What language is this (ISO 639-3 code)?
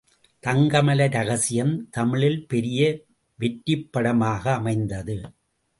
tam